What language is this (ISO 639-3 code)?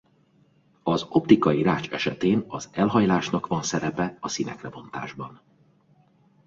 hun